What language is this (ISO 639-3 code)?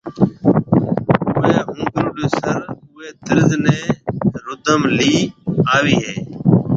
mve